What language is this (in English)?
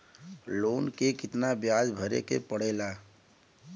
Bhojpuri